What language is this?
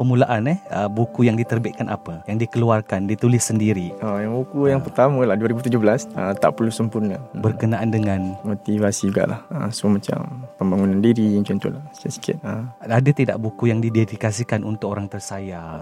Malay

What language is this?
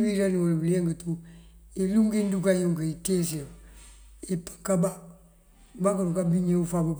Mandjak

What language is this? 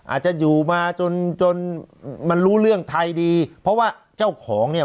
Thai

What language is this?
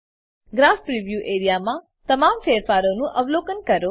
Gujarati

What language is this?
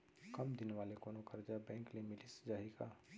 Chhattisgarhi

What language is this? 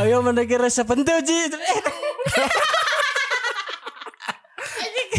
Indonesian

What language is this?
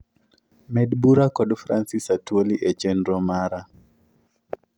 Luo (Kenya and Tanzania)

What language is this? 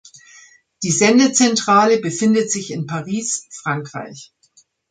German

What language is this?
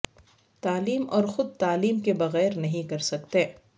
Urdu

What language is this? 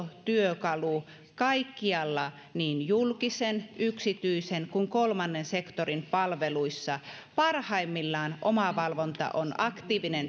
Finnish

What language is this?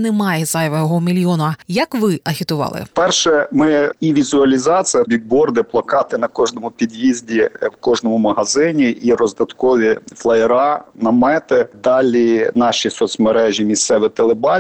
Ukrainian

